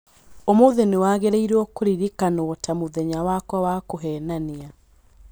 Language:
Kikuyu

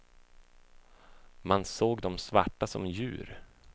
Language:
Swedish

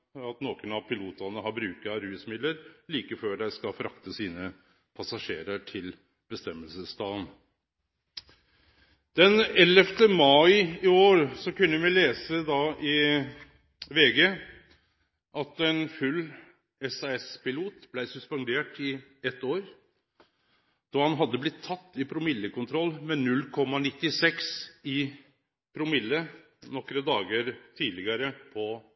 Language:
Norwegian Nynorsk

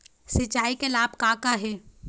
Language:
Chhattisgarhi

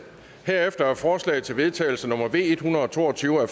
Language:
Danish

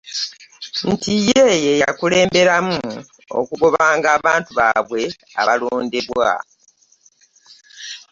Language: Ganda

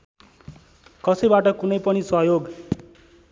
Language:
Nepali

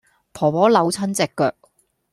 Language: Cantonese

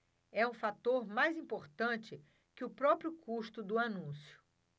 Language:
Portuguese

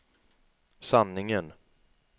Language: Swedish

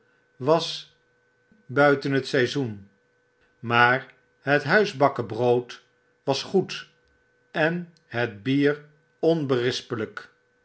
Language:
Dutch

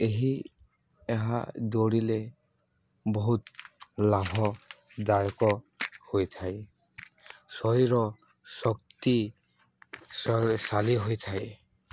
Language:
Odia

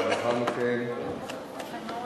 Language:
Hebrew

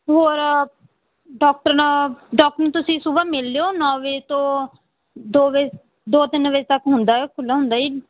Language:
Punjabi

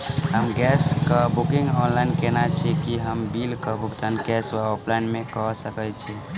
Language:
Maithili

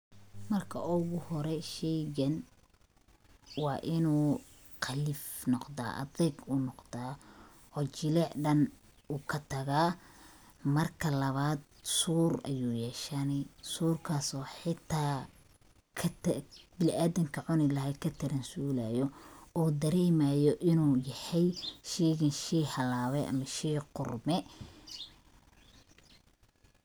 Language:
Somali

